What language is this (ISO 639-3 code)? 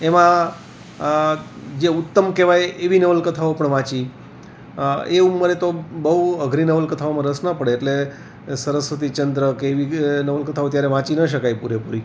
guj